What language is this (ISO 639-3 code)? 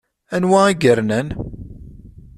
kab